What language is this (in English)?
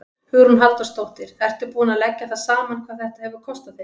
Icelandic